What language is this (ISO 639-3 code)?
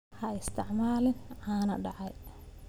som